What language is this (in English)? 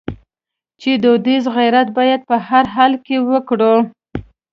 Pashto